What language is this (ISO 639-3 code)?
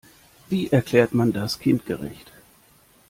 deu